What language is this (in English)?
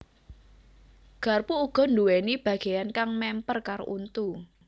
Javanese